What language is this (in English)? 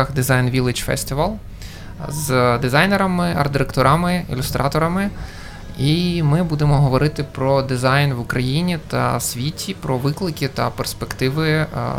Ukrainian